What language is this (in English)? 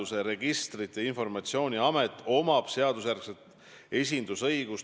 Estonian